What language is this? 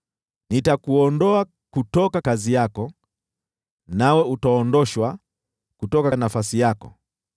Swahili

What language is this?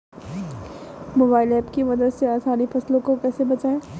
Hindi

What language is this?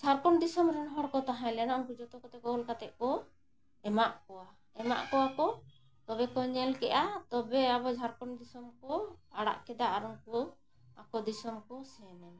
Santali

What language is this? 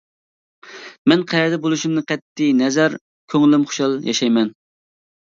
Uyghur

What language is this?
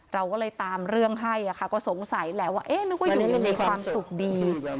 Thai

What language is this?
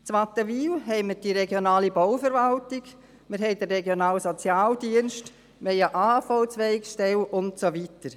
Swiss German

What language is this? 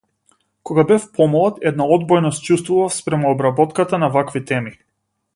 Macedonian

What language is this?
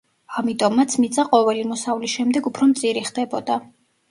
Georgian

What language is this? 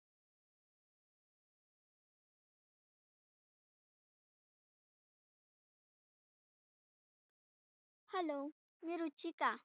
Marathi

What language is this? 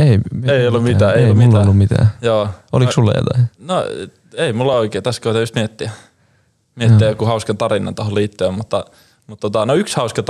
Finnish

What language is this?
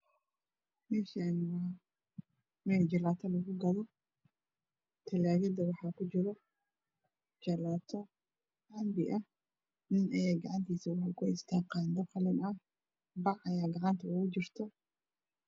Somali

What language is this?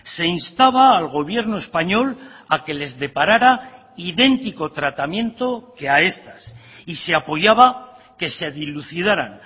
Spanish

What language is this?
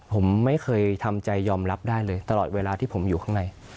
Thai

